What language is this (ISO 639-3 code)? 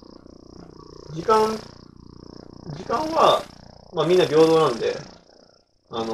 jpn